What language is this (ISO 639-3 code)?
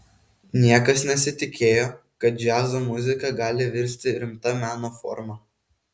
lit